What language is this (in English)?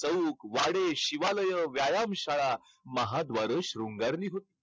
Marathi